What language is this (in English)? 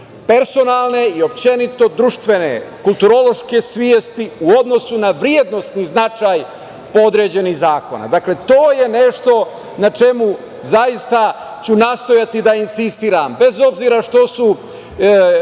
Serbian